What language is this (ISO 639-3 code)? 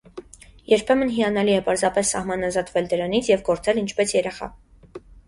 hye